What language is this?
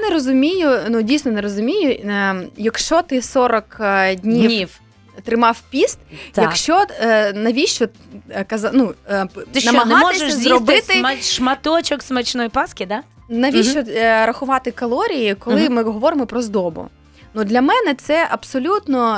Ukrainian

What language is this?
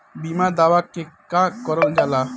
Bhojpuri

